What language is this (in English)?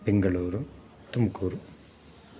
Sanskrit